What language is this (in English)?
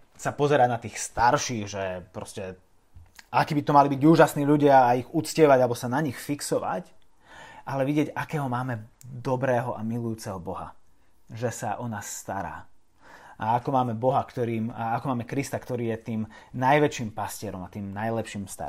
Slovak